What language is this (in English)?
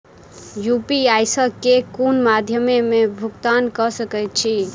Maithili